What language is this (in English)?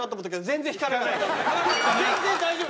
Japanese